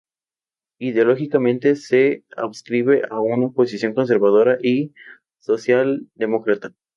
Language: Spanish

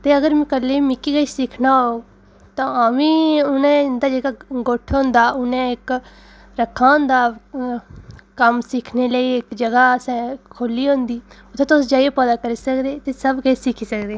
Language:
Dogri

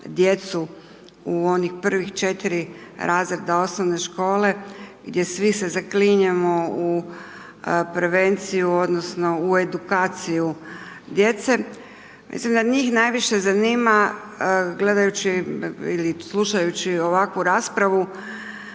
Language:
Croatian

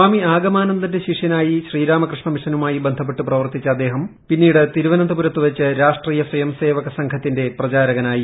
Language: Malayalam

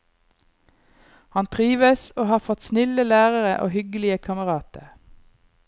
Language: Norwegian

